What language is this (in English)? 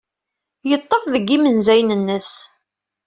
Kabyle